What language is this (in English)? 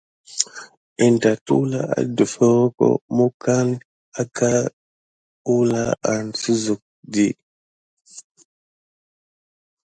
Gidar